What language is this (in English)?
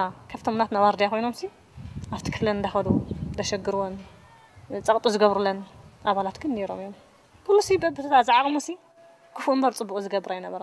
Arabic